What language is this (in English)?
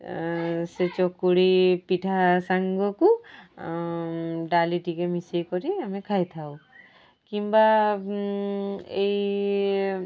Odia